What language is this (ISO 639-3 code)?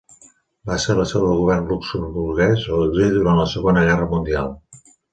cat